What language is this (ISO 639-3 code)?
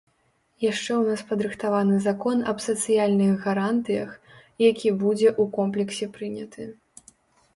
bel